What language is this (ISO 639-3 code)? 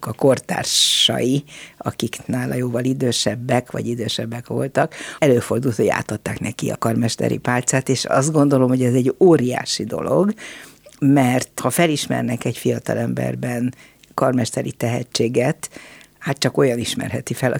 hun